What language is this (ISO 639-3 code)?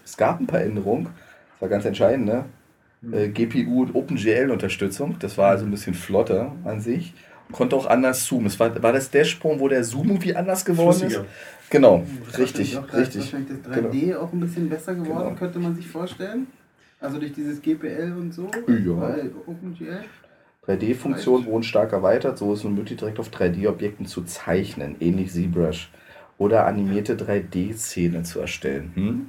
deu